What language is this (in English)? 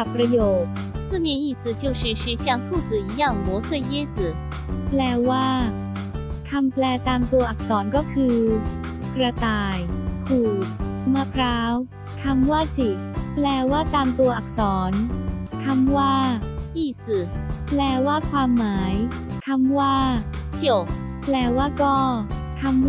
Thai